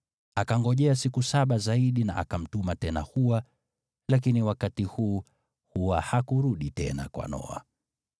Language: Swahili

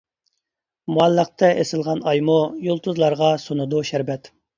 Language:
Uyghur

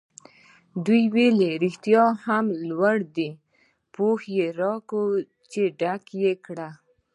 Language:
Pashto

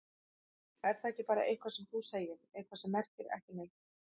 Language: Icelandic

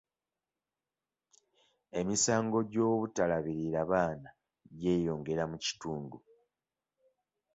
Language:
Ganda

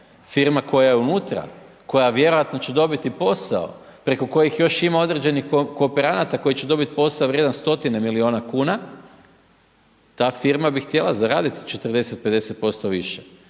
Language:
Croatian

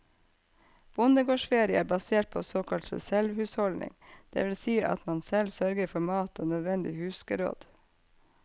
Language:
Norwegian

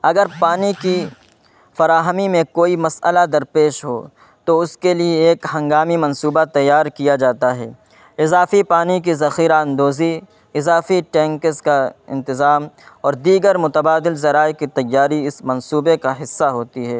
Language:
Urdu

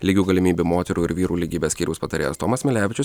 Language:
Lithuanian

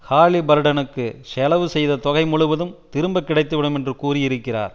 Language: Tamil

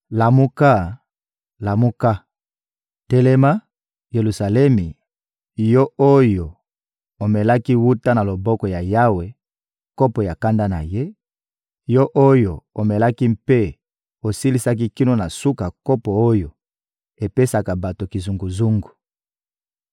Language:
Lingala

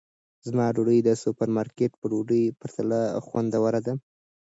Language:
Pashto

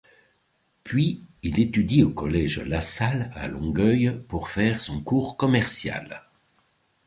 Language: French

